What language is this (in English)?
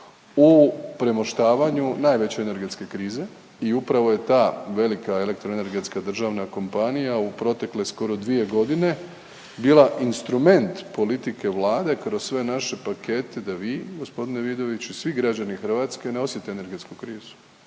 Croatian